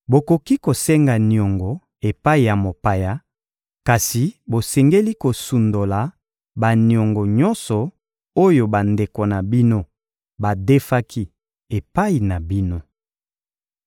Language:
Lingala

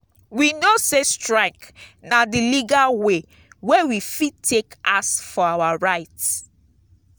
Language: Nigerian Pidgin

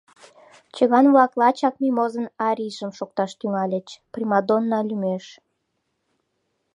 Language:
Mari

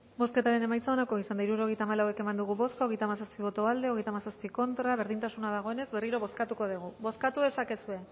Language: Basque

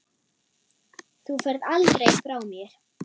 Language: Icelandic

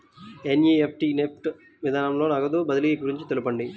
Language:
Telugu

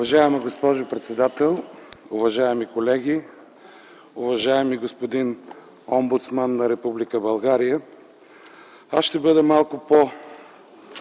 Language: Bulgarian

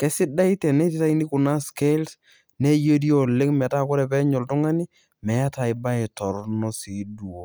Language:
Masai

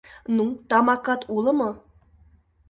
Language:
Mari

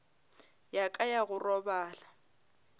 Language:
Northern Sotho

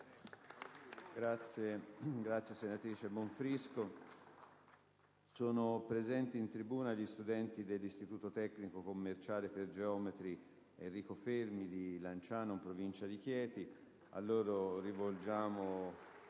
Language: Italian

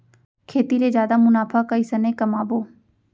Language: Chhattisgarhi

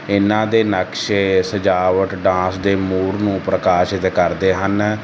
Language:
Punjabi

